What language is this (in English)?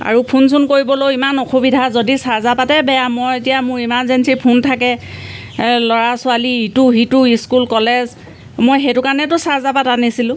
Assamese